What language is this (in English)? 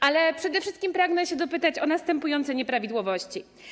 Polish